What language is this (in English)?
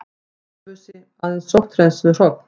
Icelandic